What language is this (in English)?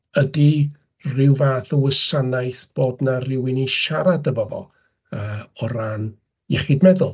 Welsh